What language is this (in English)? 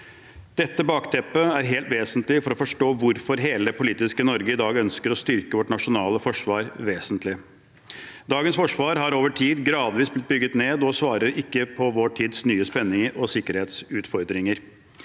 Norwegian